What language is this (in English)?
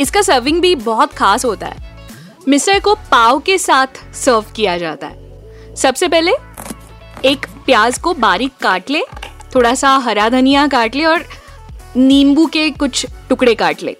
Hindi